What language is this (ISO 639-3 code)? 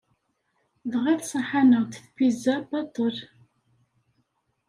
kab